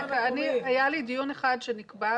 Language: Hebrew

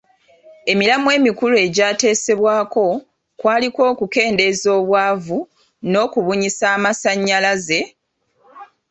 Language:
Ganda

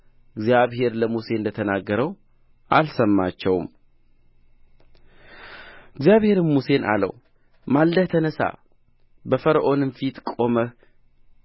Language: Amharic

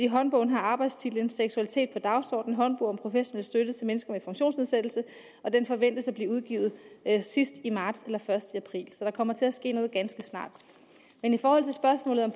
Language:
Danish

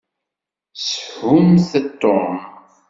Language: Kabyle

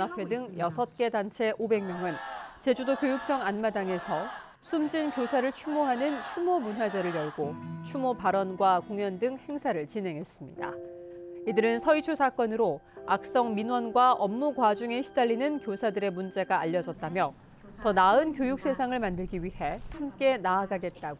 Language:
Korean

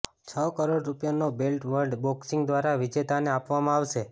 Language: Gujarati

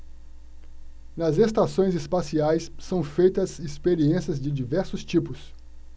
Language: Portuguese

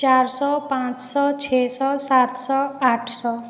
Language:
Maithili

